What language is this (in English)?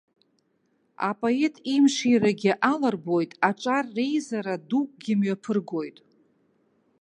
Abkhazian